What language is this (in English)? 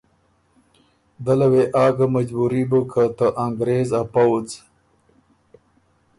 Ormuri